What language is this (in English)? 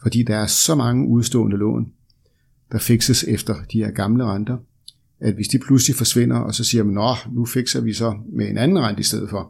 Danish